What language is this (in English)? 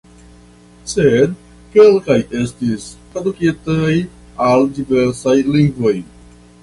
Esperanto